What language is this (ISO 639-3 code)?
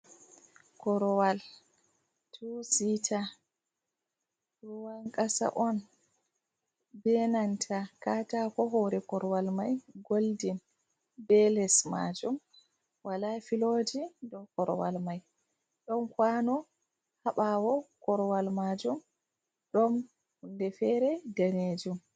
ful